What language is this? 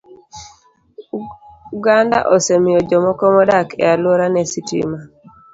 Luo (Kenya and Tanzania)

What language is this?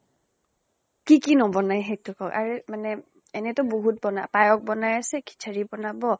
Assamese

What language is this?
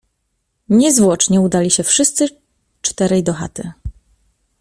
Polish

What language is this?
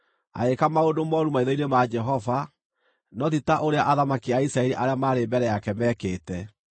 Kikuyu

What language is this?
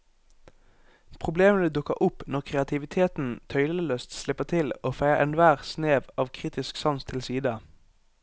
Norwegian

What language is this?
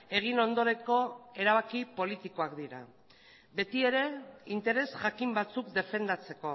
Basque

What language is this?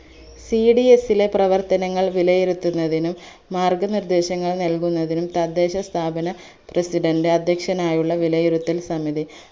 Malayalam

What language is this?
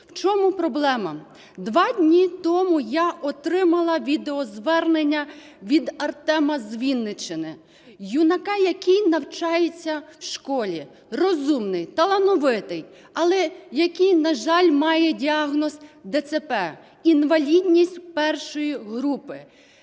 Ukrainian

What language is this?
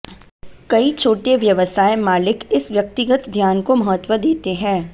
Hindi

